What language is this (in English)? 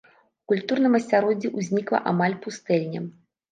Belarusian